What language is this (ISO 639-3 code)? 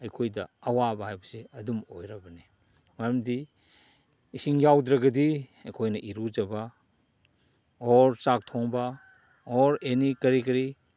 mni